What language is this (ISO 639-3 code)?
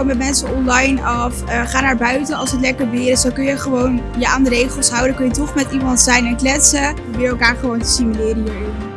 nld